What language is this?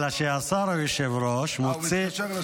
Hebrew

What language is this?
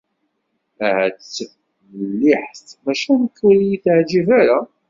Kabyle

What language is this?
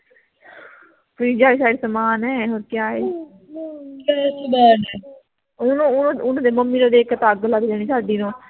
Punjabi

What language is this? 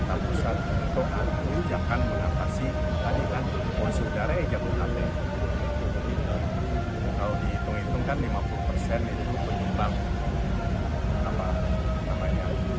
Indonesian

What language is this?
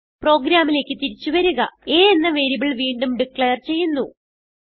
Malayalam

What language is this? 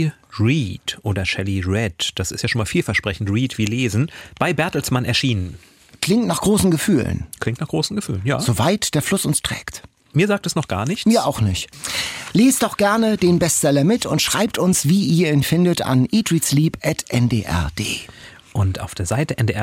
German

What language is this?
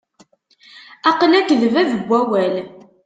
Kabyle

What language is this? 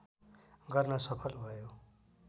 Nepali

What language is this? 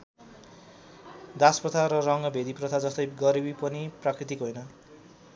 Nepali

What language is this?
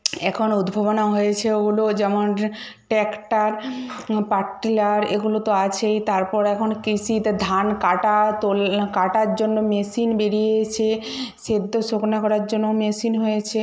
Bangla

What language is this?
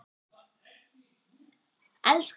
Icelandic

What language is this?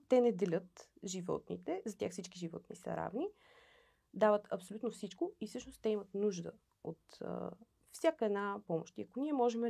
Bulgarian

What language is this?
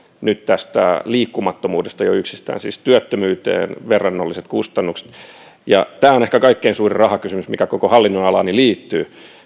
Finnish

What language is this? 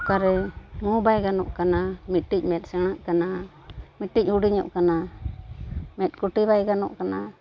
Santali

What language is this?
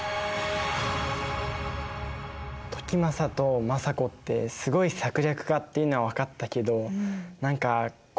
Japanese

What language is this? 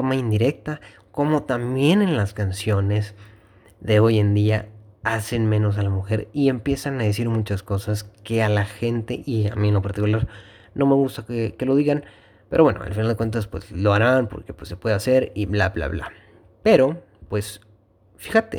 Spanish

